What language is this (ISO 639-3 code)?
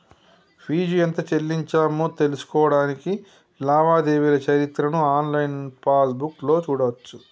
tel